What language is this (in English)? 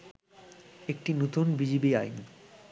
Bangla